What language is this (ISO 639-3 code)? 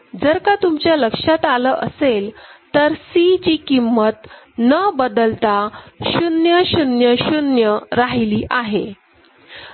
mar